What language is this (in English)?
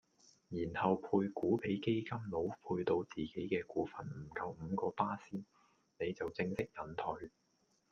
Cantonese